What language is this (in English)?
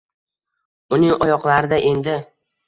Uzbek